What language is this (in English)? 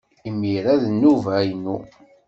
Kabyle